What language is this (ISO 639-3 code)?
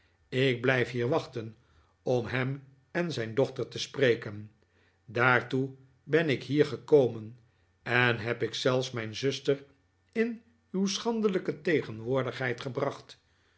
nld